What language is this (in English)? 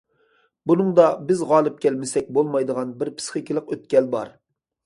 Uyghur